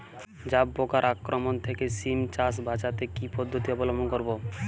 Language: Bangla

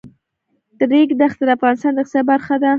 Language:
Pashto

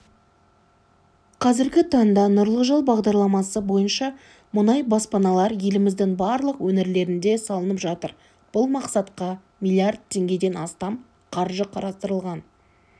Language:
Kazakh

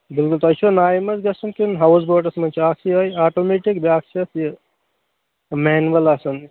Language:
Kashmiri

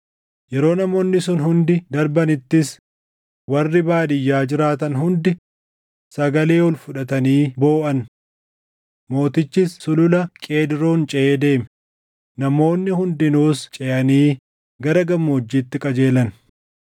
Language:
Oromo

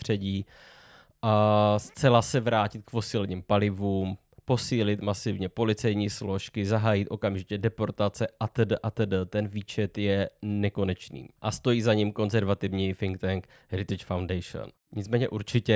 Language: Czech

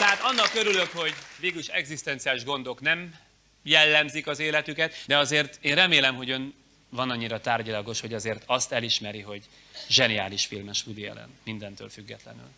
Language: Hungarian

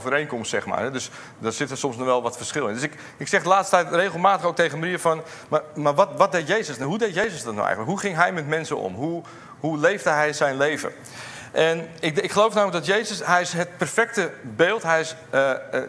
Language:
Dutch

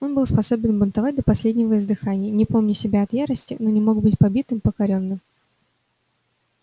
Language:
Russian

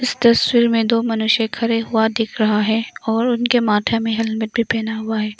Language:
Hindi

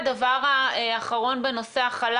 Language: Hebrew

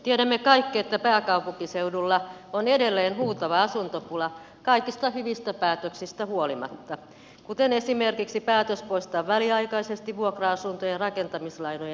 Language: Finnish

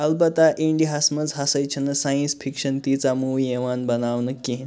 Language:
Kashmiri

